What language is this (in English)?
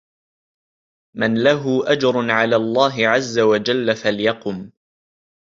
Arabic